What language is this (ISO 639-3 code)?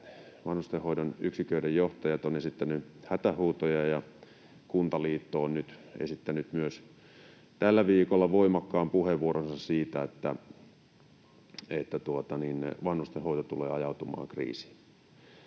fin